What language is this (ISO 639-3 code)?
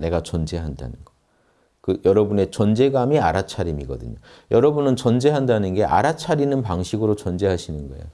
kor